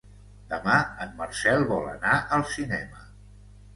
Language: Catalan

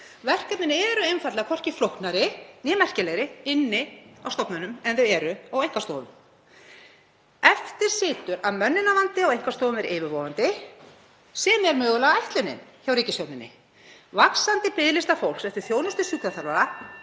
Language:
Icelandic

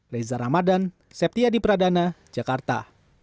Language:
Indonesian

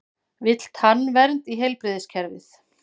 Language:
Icelandic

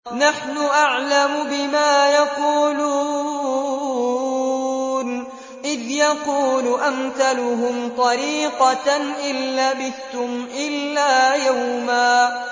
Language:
Arabic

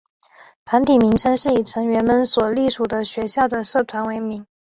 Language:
Chinese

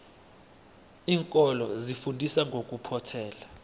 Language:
South Ndebele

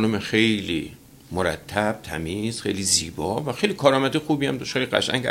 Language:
Persian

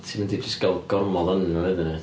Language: Welsh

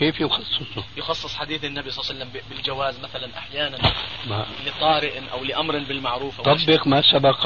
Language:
Arabic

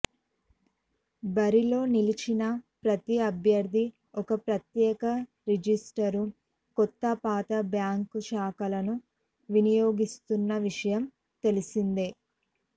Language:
Telugu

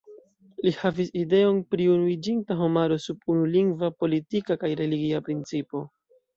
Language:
Esperanto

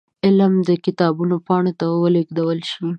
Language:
Pashto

